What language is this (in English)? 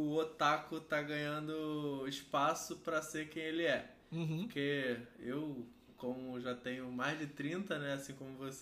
Portuguese